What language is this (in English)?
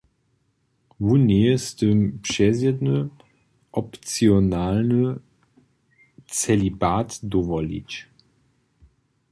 Upper Sorbian